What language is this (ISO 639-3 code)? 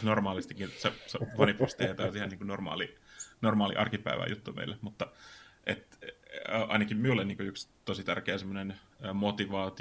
fin